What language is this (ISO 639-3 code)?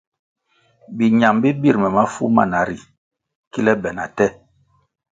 nmg